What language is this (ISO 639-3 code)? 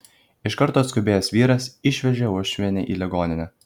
lit